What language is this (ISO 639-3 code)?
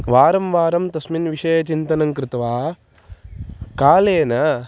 san